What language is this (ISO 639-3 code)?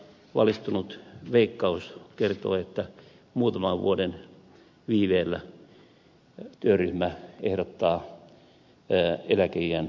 fin